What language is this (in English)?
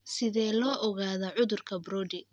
Somali